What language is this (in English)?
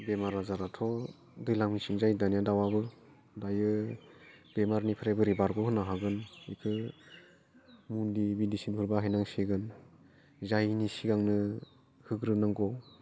Bodo